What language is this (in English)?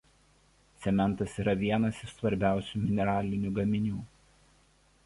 Lithuanian